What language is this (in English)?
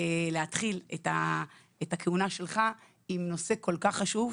Hebrew